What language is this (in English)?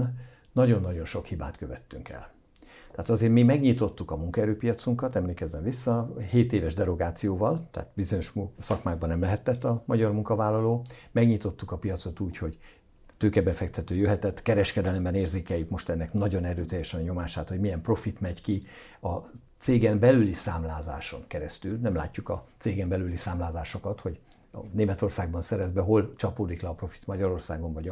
Hungarian